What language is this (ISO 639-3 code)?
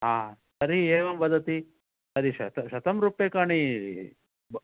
san